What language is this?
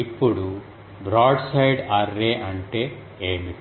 Telugu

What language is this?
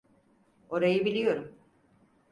Turkish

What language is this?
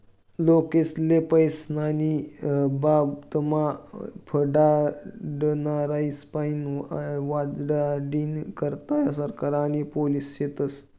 Marathi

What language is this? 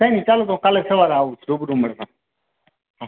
Gujarati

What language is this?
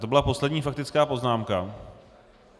Czech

